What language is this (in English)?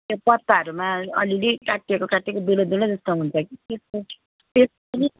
Nepali